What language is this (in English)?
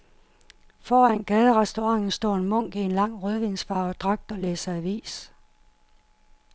Danish